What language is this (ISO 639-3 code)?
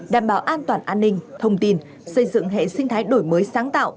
vie